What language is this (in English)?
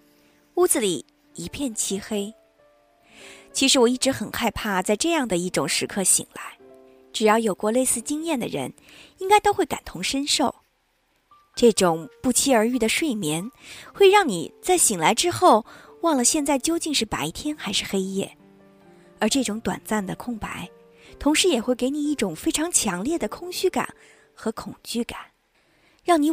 Chinese